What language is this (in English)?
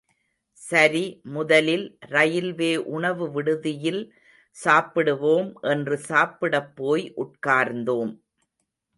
Tamil